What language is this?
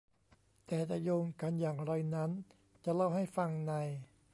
Thai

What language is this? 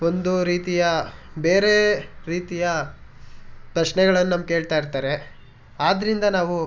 Kannada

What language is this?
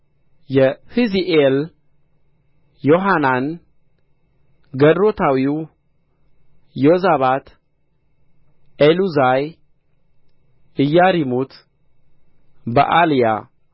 Amharic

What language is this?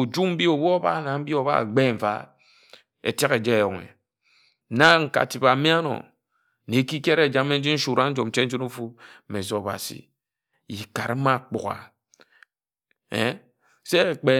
Ejagham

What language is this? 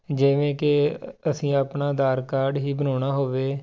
Punjabi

